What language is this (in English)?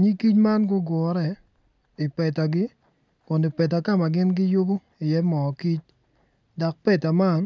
Acoli